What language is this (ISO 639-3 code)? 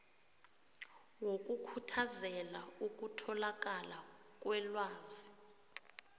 nbl